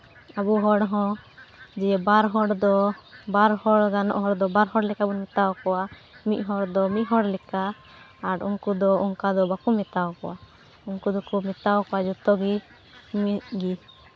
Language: Santali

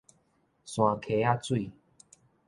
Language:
Min Nan Chinese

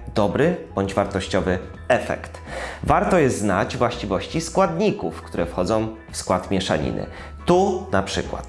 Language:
Polish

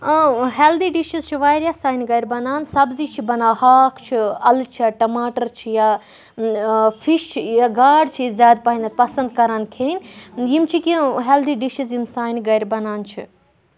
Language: Kashmiri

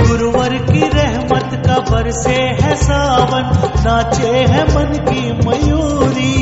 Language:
Hindi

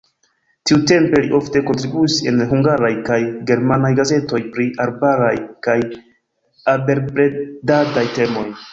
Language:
Esperanto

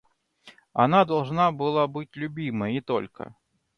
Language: Russian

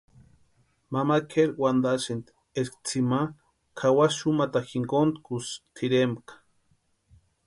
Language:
Western Highland Purepecha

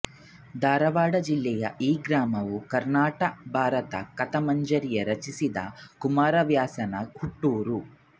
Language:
Kannada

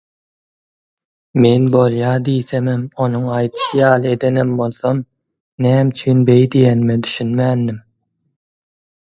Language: Turkmen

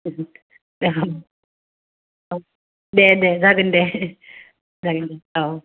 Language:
Bodo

